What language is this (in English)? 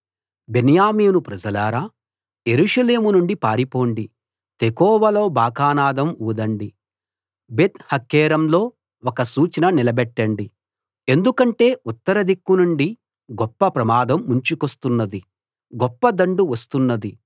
Telugu